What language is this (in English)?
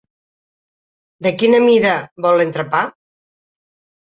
Catalan